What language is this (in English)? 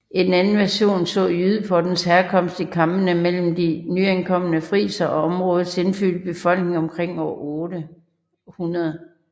Danish